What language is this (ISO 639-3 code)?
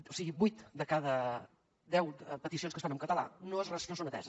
cat